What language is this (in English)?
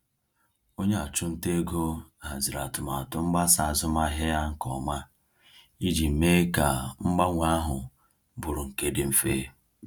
Igbo